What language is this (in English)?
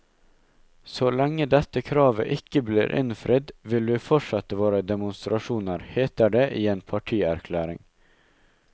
Norwegian